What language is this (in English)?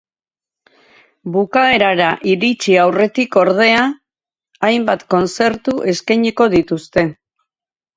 Basque